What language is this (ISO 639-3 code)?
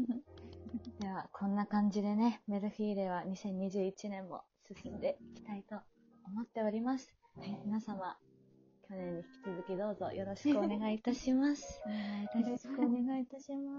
jpn